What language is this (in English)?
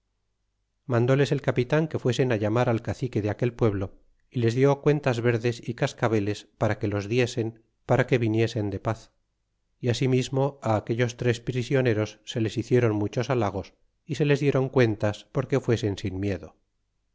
Spanish